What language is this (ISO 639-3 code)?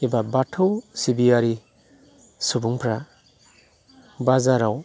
brx